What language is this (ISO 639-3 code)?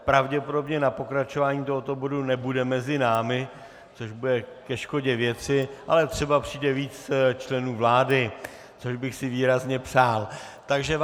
ces